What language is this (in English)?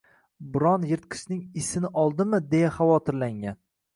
Uzbek